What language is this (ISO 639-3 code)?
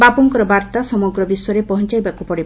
ori